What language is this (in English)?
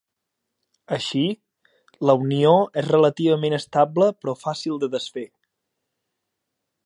Catalan